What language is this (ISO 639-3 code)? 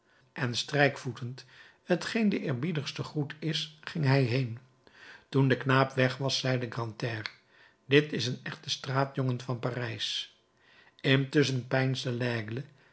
nld